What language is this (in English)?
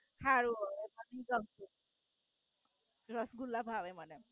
Gujarati